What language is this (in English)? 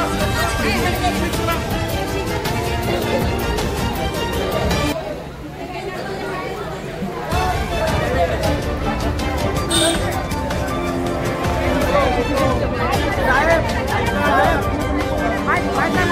Marathi